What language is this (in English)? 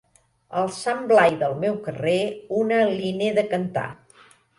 Catalan